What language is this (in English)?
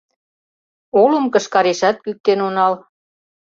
Mari